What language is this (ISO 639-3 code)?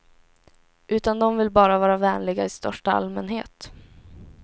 swe